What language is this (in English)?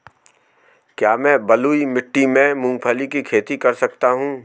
Hindi